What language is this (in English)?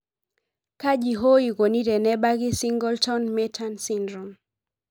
Masai